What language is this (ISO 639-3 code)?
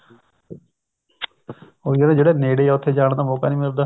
pan